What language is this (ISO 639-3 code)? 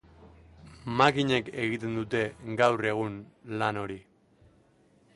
eus